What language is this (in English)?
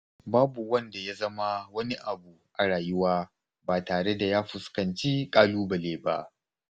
Hausa